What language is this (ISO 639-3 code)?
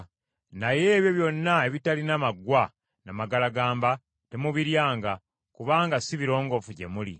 lug